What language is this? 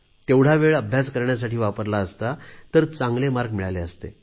Marathi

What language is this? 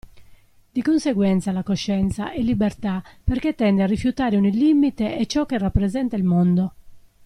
Italian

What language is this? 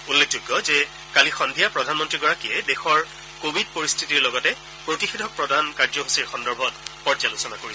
Assamese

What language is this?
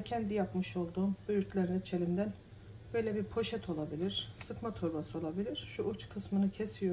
Turkish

